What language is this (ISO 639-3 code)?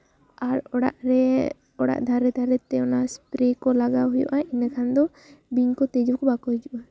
sat